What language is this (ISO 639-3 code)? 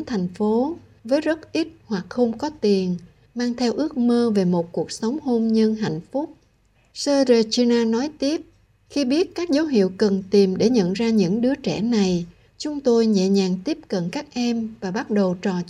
vie